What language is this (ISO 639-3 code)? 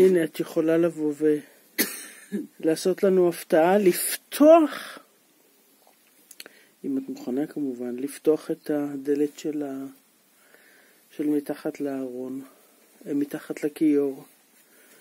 heb